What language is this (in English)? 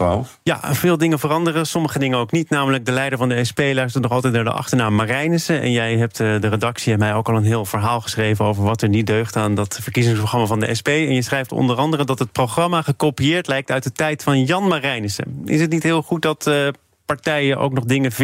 Dutch